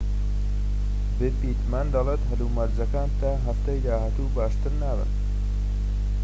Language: Central Kurdish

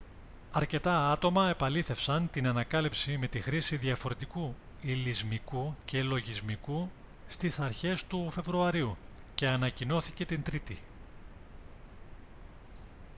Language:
Greek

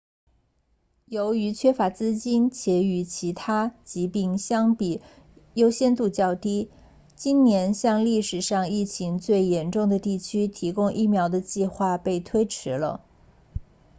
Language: Chinese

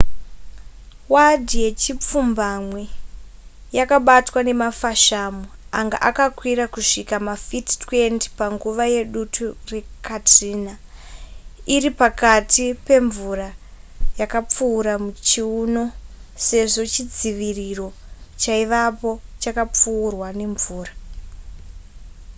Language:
Shona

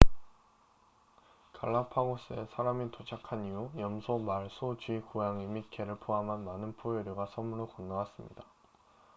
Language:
Korean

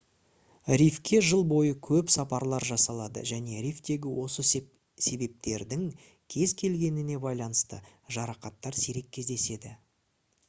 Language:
Kazakh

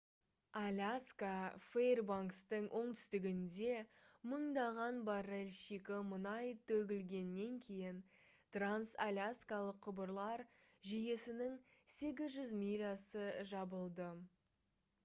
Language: Kazakh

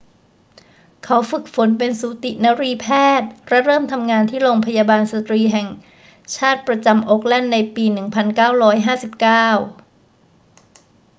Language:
Thai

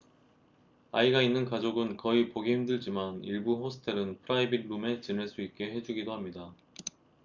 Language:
Korean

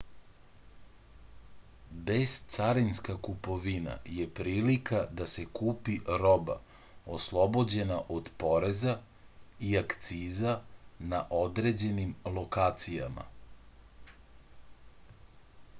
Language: Serbian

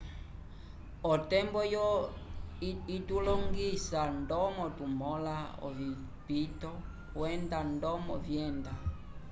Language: Umbundu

